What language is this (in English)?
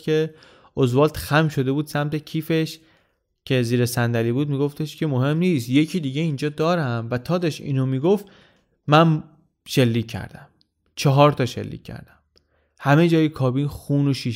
Persian